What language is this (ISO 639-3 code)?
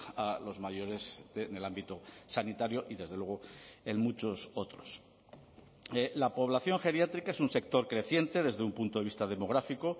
spa